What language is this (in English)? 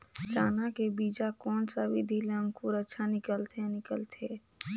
Chhattisgarhi